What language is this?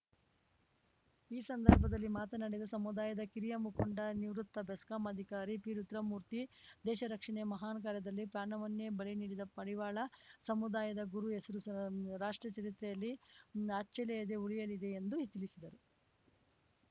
Kannada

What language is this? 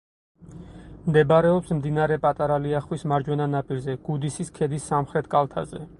Georgian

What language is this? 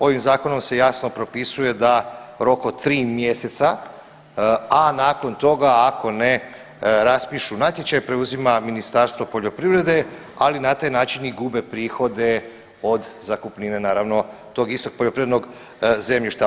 Croatian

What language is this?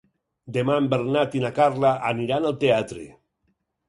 Catalan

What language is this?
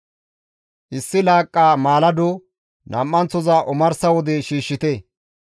Gamo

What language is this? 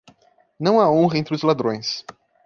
Portuguese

